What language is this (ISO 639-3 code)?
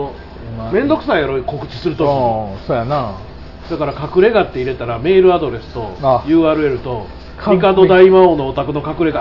jpn